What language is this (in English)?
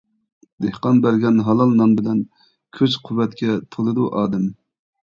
Uyghur